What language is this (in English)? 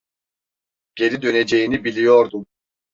Turkish